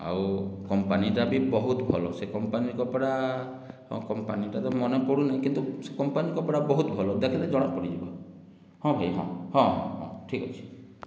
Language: Odia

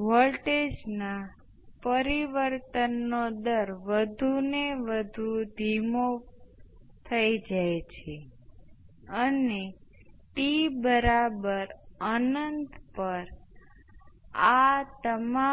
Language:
Gujarati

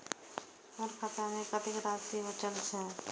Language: Maithili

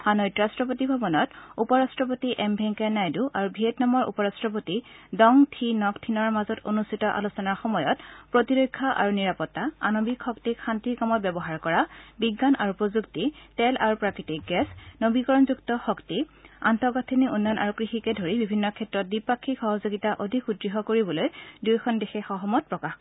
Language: Assamese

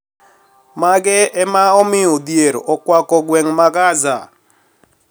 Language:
Luo (Kenya and Tanzania)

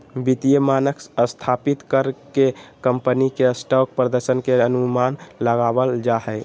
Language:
Magahi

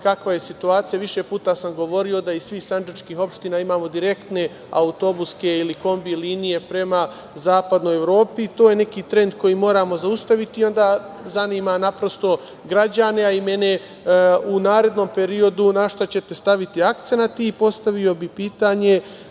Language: Serbian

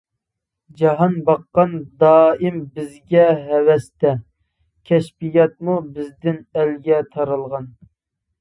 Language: Uyghur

